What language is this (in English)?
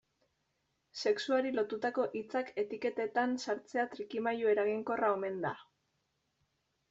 Basque